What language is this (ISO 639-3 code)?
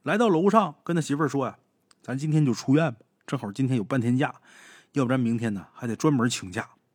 zho